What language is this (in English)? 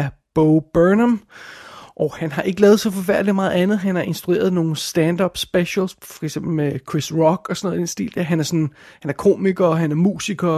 Danish